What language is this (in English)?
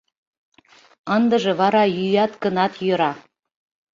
Mari